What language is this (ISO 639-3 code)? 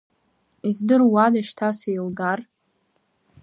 abk